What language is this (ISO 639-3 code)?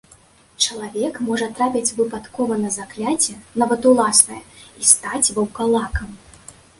bel